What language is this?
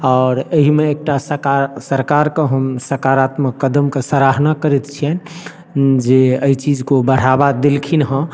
Maithili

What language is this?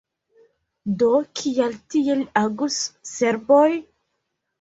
Esperanto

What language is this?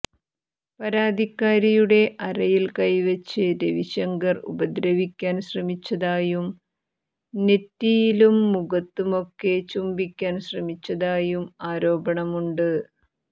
Malayalam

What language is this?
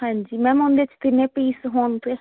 Punjabi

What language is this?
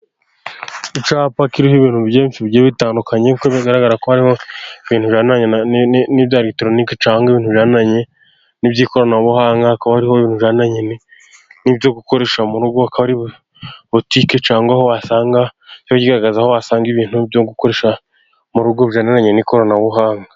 Kinyarwanda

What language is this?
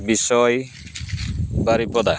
Santali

